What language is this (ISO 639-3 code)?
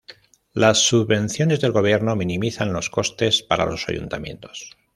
spa